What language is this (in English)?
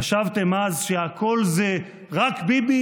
Hebrew